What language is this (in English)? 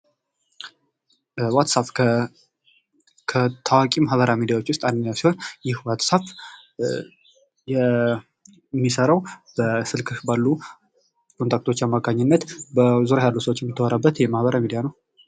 Amharic